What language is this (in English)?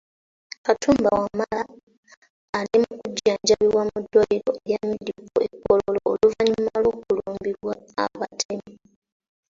Ganda